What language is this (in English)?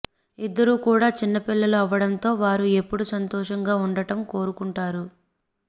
Telugu